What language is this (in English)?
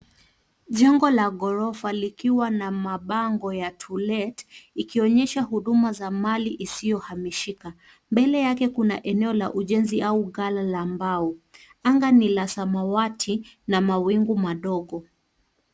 Swahili